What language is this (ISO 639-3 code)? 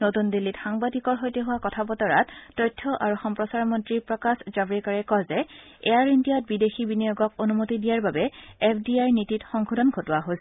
asm